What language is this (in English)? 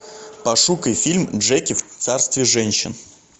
Russian